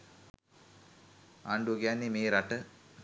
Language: Sinhala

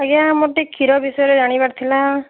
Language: Odia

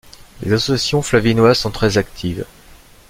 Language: French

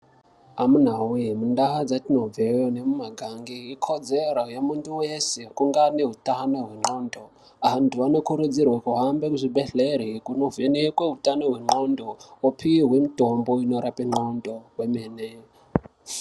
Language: Ndau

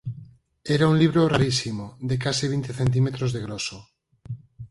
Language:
Galician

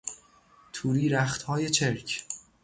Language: Persian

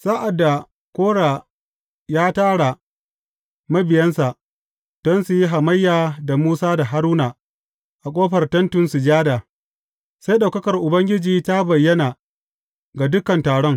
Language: Hausa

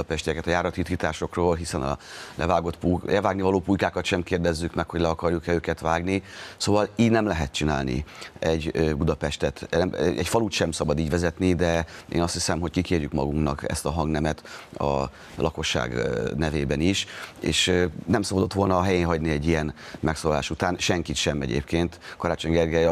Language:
Hungarian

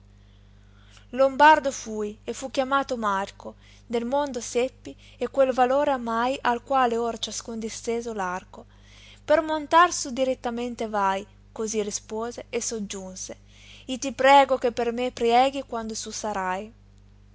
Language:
Italian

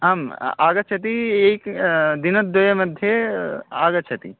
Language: Sanskrit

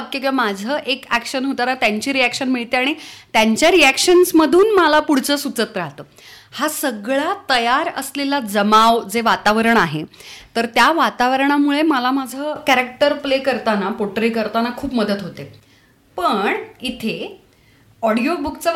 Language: Marathi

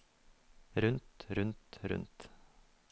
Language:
Norwegian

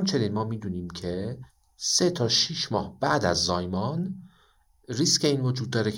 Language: Persian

